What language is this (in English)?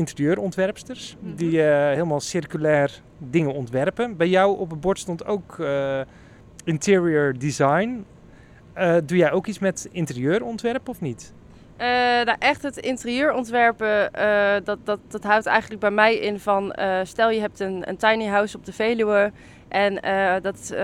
Dutch